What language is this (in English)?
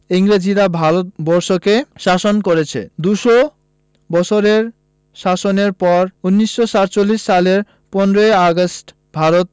Bangla